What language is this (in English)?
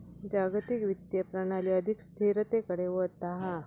Marathi